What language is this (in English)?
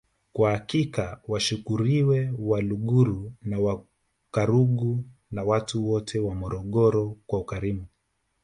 Swahili